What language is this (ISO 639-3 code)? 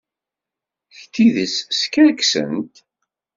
kab